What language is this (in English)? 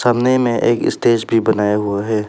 Hindi